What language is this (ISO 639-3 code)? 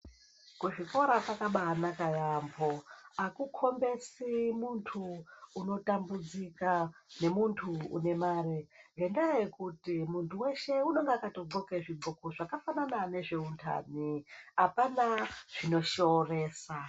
ndc